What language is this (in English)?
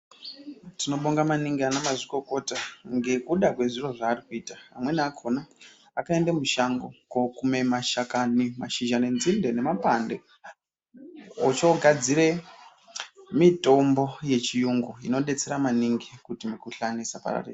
Ndau